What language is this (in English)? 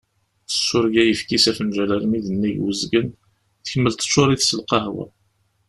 Kabyle